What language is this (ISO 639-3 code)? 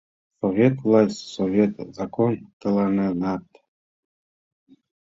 chm